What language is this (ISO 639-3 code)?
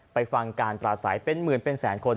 tha